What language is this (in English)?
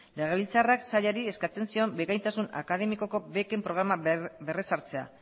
Basque